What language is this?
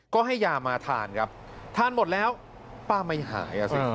Thai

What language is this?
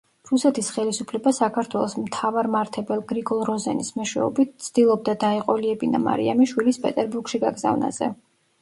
Georgian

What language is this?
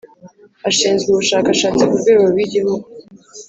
Kinyarwanda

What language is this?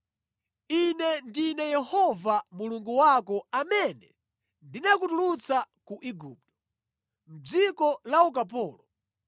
Nyanja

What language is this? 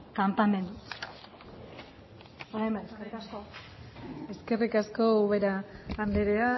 Basque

